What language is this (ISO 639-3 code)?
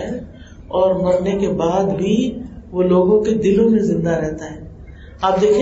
urd